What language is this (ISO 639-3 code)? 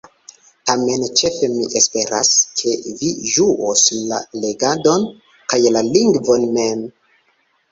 epo